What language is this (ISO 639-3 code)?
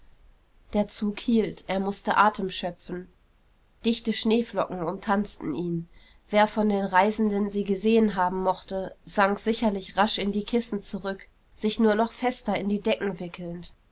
deu